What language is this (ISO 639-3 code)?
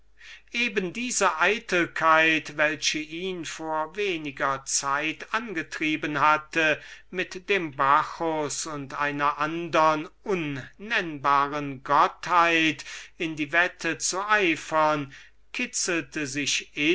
deu